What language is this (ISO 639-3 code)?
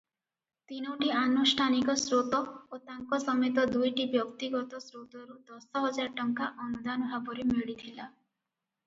ori